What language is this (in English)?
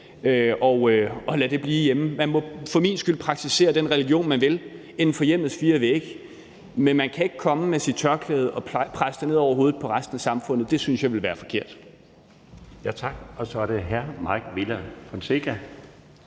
Danish